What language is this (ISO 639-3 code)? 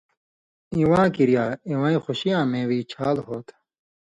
mvy